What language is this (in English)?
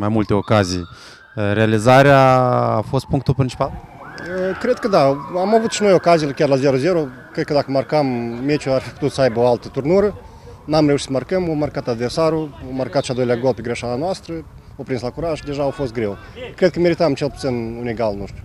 Romanian